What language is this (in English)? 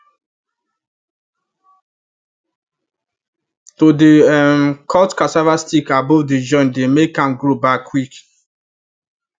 Nigerian Pidgin